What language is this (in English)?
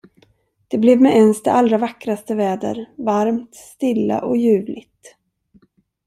Swedish